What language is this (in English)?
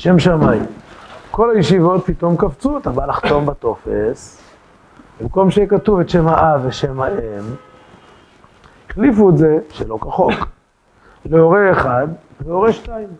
Hebrew